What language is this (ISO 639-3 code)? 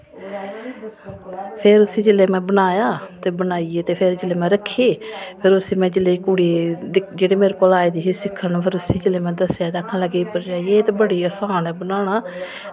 doi